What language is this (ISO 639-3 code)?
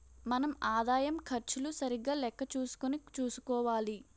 tel